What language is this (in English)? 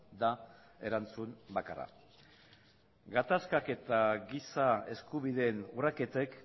Basque